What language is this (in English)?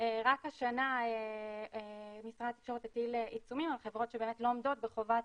Hebrew